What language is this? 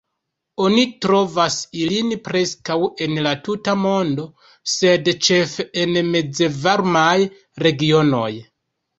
Esperanto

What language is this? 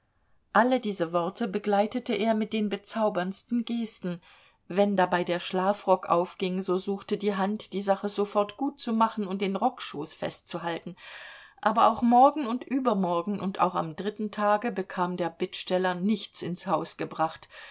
German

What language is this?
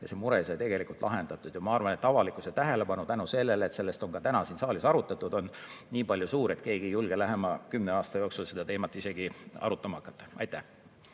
Estonian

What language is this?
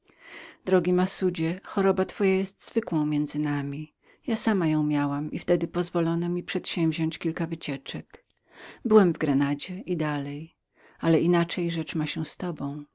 Polish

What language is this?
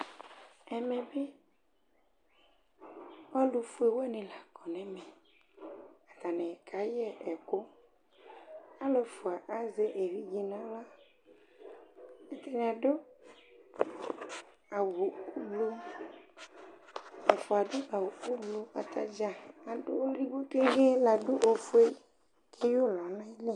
Ikposo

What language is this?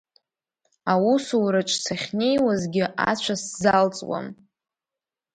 Abkhazian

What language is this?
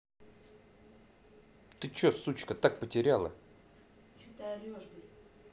Russian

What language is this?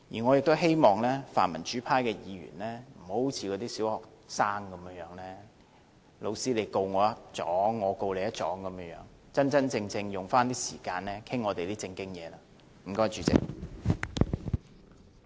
Cantonese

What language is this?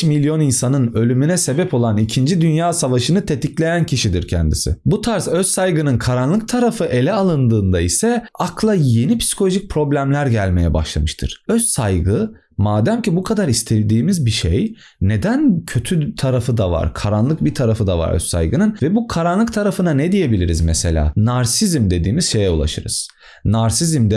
Turkish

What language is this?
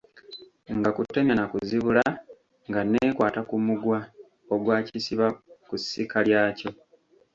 Ganda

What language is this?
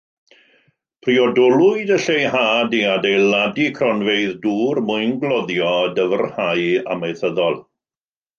Welsh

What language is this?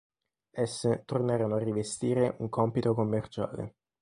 Italian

